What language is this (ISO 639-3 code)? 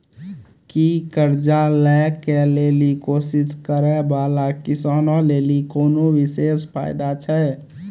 mai